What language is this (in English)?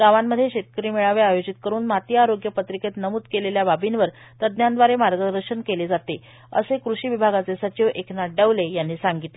Marathi